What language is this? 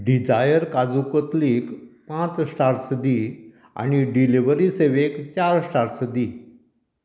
Konkani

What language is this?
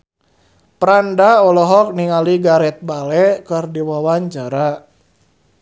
Sundanese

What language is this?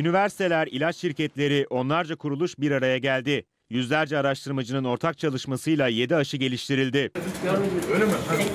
Turkish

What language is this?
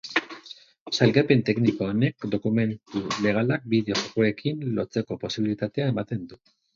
Basque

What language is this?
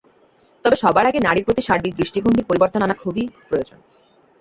Bangla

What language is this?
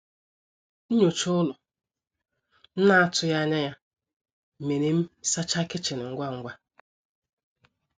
Igbo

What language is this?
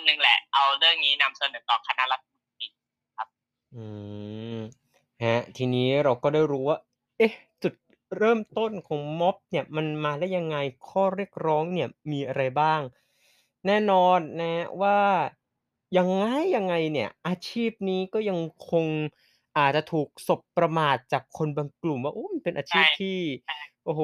Thai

